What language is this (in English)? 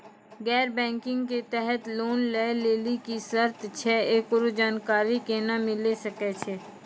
Maithili